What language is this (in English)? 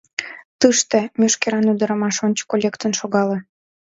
Mari